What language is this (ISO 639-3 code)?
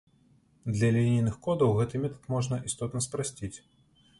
bel